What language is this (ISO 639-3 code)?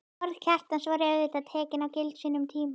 isl